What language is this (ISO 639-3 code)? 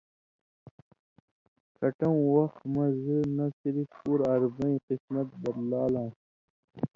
mvy